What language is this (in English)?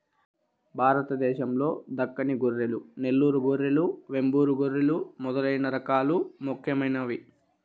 Telugu